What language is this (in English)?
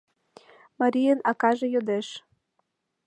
Mari